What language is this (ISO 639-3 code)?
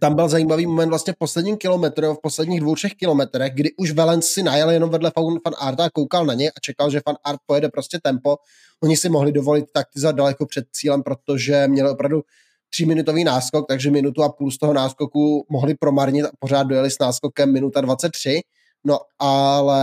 ces